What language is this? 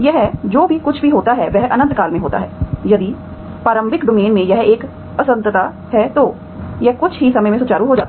Hindi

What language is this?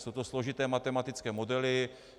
Czech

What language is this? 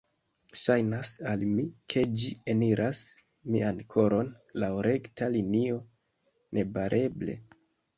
Esperanto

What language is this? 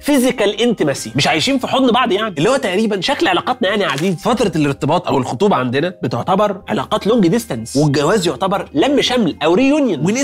Arabic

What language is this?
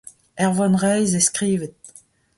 Breton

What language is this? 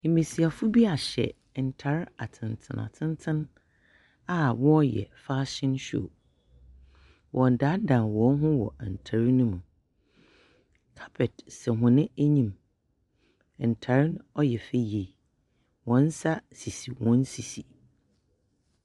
Akan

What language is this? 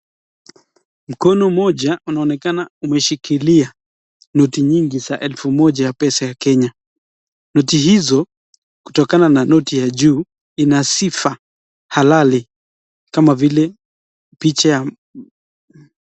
Swahili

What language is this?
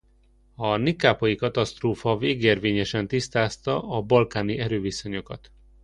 Hungarian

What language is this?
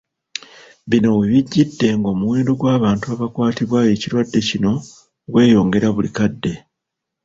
Ganda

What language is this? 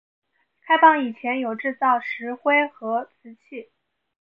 Chinese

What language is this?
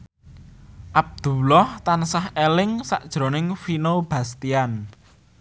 Javanese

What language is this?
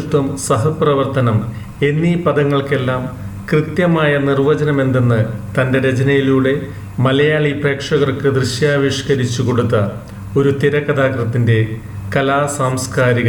Malayalam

